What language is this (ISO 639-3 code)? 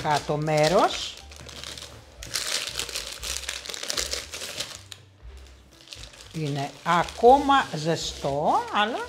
ell